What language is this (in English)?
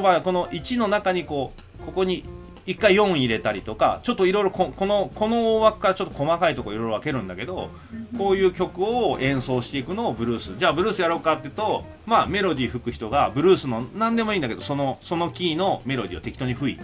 Japanese